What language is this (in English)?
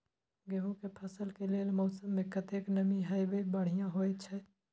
Maithili